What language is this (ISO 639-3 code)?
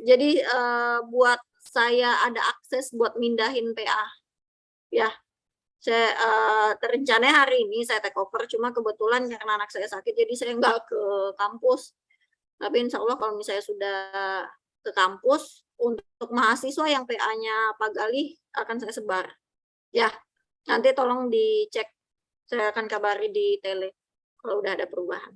ind